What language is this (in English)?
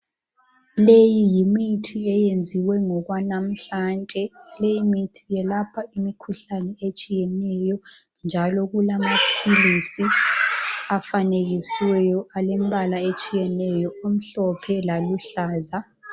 North Ndebele